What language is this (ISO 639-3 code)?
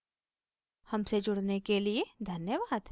hin